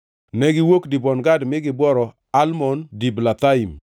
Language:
Luo (Kenya and Tanzania)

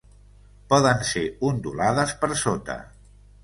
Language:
Catalan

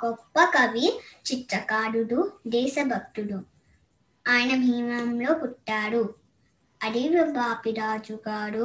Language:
Telugu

